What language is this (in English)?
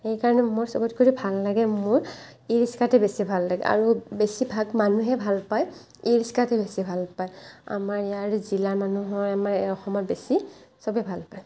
Assamese